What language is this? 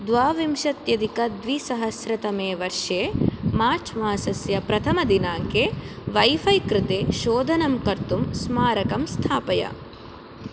Sanskrit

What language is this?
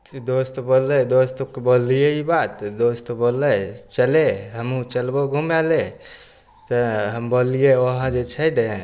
Maithili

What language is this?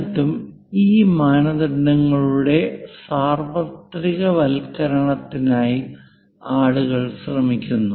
Malayalam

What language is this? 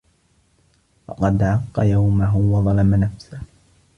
Arabic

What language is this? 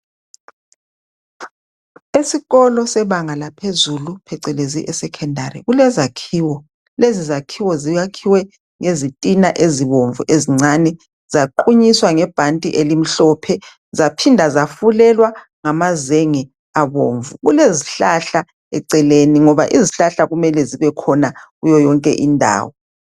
North Ndebele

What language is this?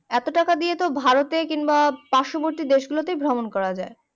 Bangla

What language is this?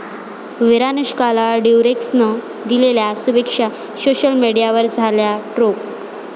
Marathi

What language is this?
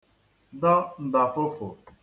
Igbo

